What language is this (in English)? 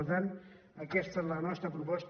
Catalan